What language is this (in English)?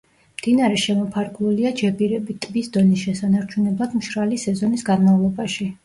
Georgian